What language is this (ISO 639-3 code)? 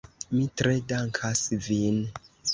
epo